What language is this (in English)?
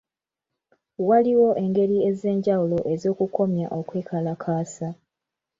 Ganda